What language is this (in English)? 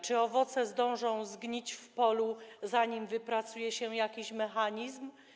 Polish